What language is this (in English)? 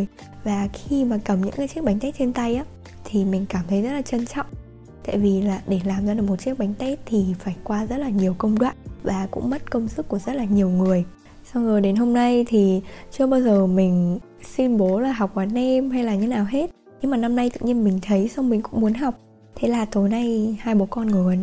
Vietnamese